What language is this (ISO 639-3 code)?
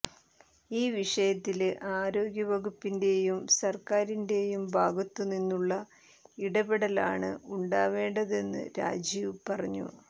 mal